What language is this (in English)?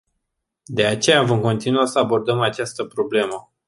Romanian